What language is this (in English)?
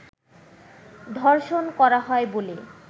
Bangla